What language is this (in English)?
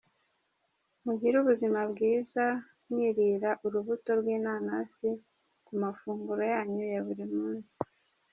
Kinyarwanda